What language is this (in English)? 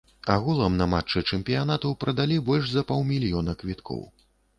Belarusian